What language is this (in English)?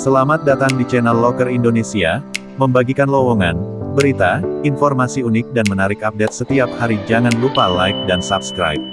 Indonesian